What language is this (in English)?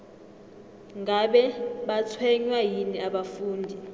South Ndebele